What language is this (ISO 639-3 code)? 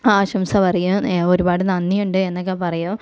mal